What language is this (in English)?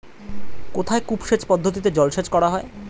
Bangla